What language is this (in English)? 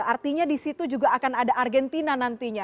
Indonesian